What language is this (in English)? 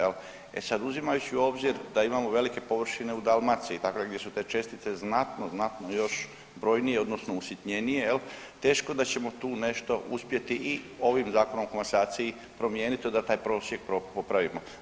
Croatian